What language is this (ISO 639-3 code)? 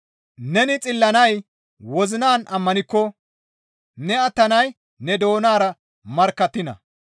gmv